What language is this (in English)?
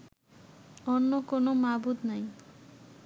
Bangla